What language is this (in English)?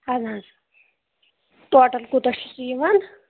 Kashmiri